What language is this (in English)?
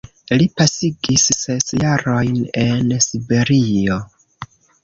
Esperanto